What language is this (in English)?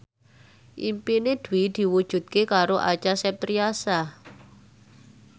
Javanese